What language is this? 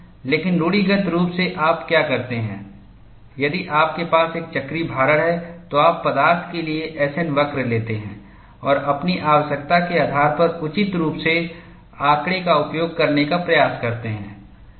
Hindi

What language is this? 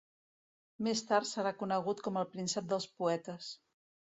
Catalan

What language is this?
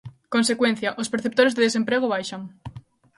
Galician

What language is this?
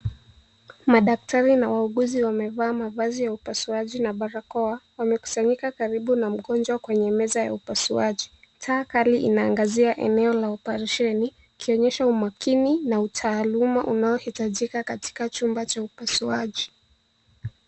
Swahili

